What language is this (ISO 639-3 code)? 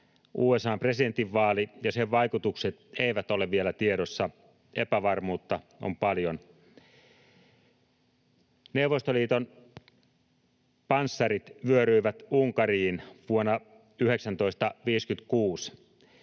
fin